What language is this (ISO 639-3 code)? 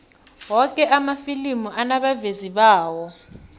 nbl